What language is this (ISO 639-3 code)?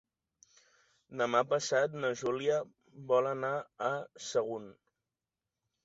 cat